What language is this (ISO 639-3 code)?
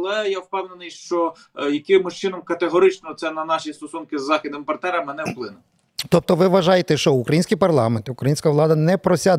ukr